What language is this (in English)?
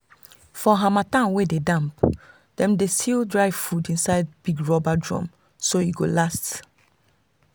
Nigerian Pidgin